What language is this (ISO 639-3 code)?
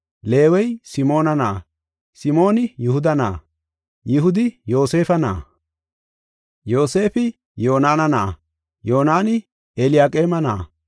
gof